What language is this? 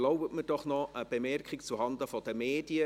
Swiss German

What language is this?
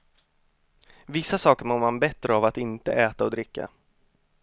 Swedish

